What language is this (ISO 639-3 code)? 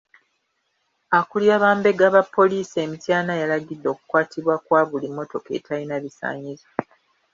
lug